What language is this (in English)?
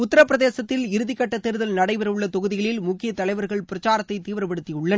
Tamil